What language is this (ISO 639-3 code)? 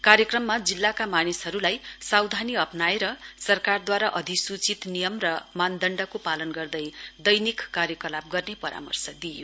nep